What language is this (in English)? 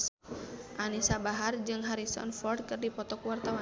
Sundanese